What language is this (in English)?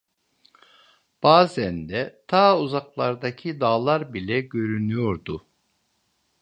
Turkish